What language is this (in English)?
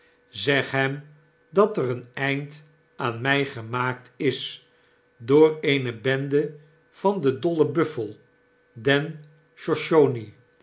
Dutch